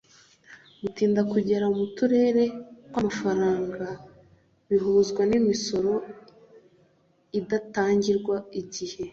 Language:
Kinyarwanda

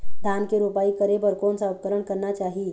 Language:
Chhattisgarhi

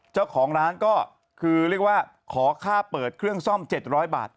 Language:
Thai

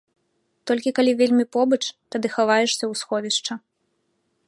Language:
Belarusian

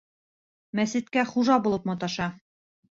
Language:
Bashkir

